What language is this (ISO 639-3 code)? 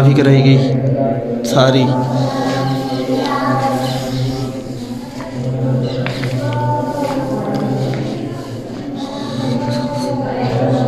hin